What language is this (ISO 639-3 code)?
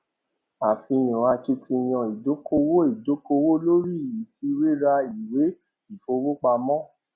yor